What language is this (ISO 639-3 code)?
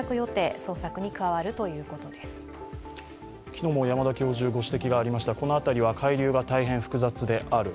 jpn